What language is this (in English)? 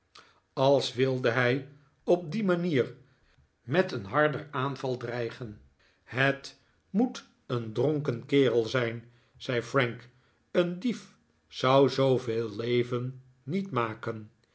Dutch